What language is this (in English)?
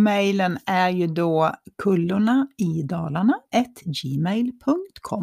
Swedish